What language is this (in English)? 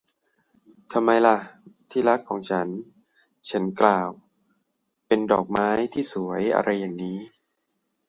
Thai